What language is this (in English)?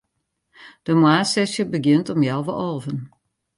Western Frisian